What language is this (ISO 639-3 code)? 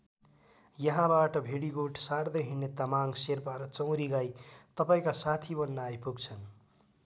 nep